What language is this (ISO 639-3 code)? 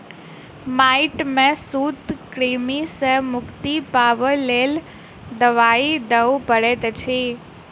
mai